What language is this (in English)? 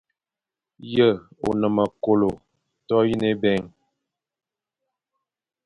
Fang